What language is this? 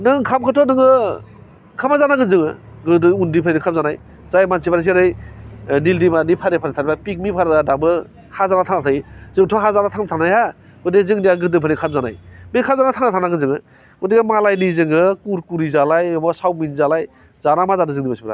Bodo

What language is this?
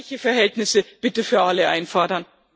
German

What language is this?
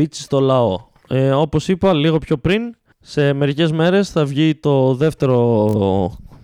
Greek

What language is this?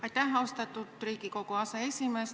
Estonian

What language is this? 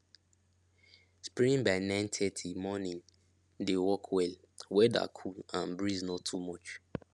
Nigerian Pidgin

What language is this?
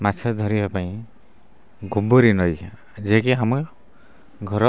Odia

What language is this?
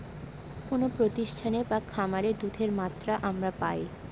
Bangla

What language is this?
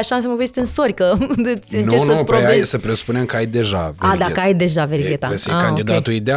Romanian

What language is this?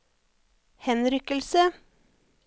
Norwegian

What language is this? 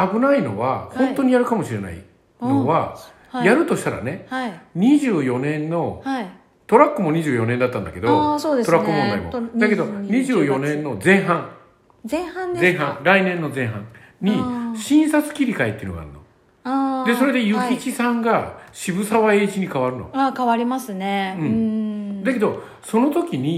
Japanese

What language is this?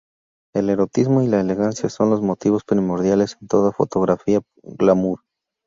Spanish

